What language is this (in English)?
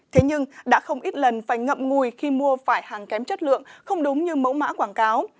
Vietnamese